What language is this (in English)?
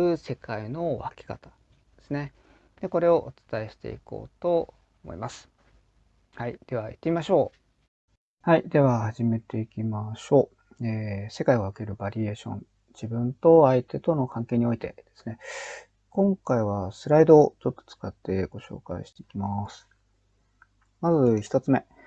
Japanese